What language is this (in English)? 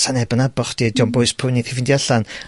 Welsh